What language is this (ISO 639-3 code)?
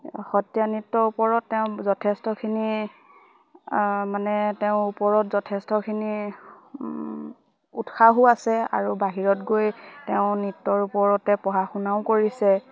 asm